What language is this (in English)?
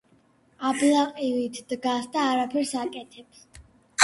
Georgian